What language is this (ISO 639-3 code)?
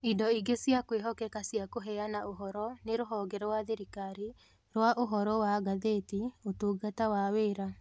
kik